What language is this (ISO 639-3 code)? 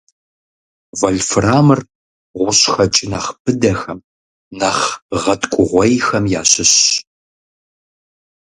kbd